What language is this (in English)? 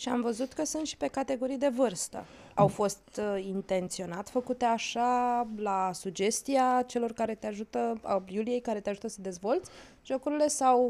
Romanian